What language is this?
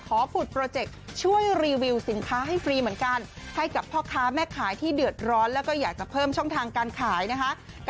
Thai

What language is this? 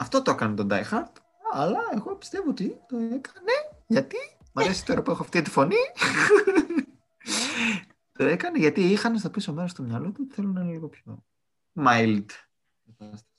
Greek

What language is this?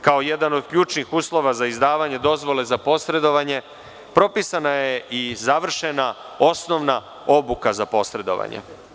Serbian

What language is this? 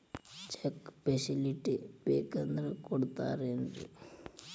Kannada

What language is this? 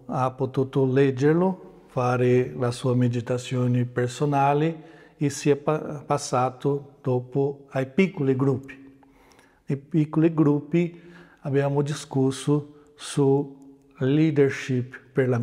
Italian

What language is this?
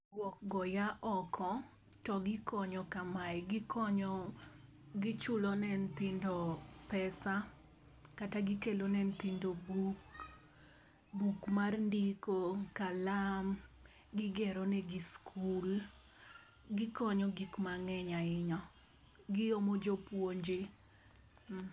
Luo (Kenya and Tanzania)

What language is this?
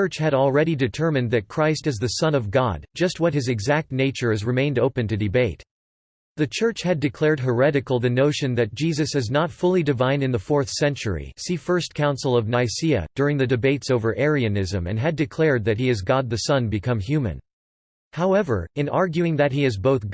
English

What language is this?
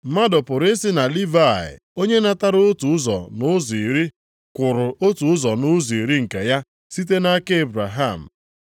Igbo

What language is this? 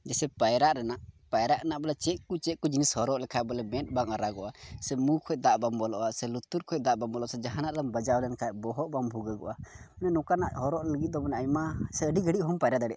Santali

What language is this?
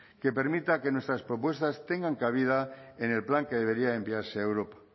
Spanish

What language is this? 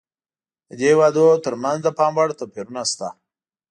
Pashto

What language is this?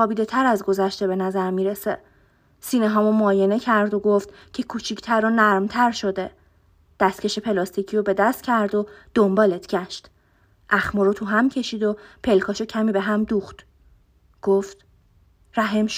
Persian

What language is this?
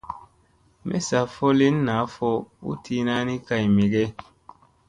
Musey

